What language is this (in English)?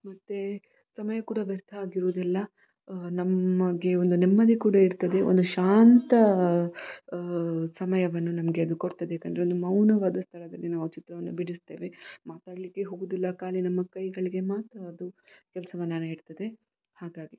Kannada